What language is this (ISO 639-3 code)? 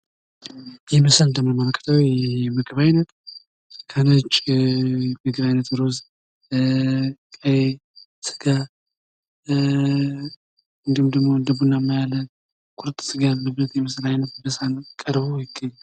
amh